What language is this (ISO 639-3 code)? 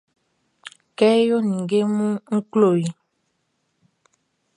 bci